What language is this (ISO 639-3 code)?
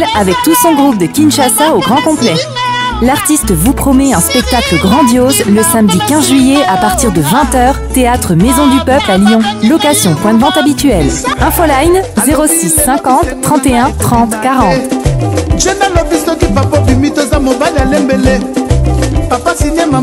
fra